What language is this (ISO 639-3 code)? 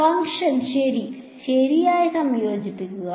mal